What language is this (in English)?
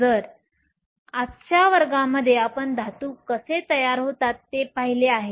Marathi